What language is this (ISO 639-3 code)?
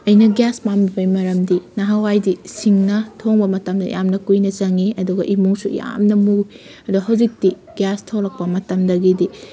mni